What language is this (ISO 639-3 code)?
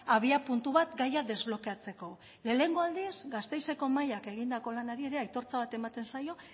eus